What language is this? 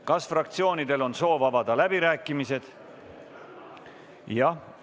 Estonian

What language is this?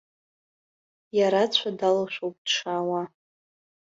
Abkhazian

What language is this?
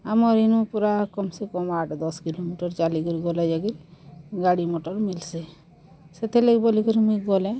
Odia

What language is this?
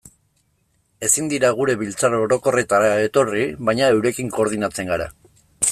Basque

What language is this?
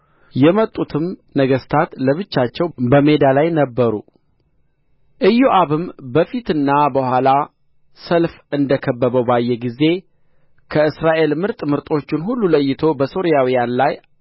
Amharic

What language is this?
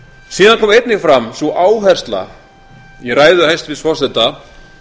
Icelandic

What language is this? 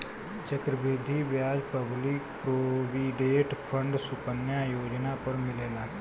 Bhojpuri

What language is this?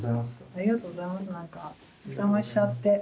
Japanese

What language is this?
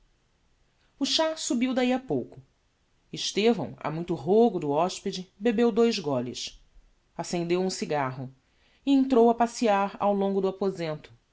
Portuguese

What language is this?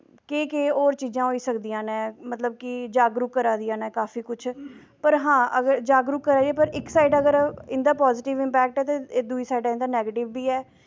Dogri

